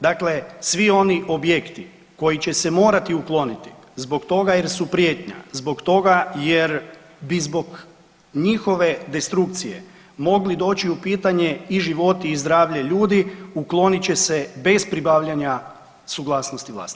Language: Croatian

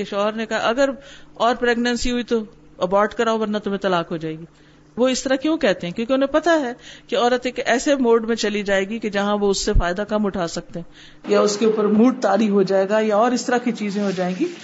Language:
Urdu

